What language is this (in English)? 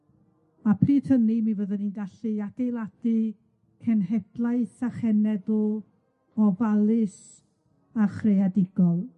Welsh